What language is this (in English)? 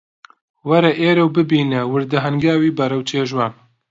Central Kurdish